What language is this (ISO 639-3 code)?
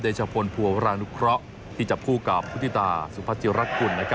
tha